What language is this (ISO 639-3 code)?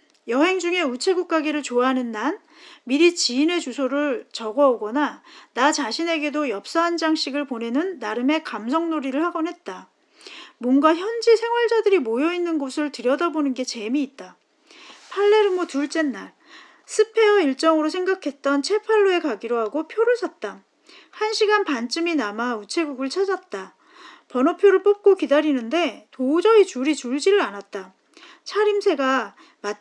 kor